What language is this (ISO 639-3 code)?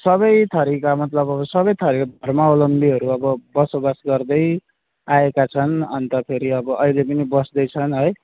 nep